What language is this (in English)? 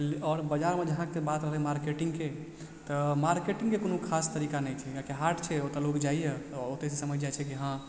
Maithili